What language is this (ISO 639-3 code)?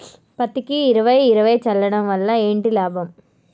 tel